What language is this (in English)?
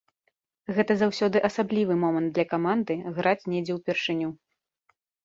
Belarusian